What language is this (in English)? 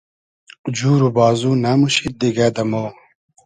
Hazaragi